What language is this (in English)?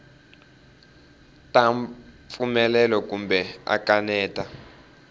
Tsonga